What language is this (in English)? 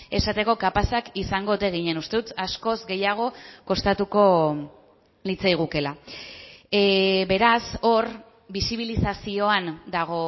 Basque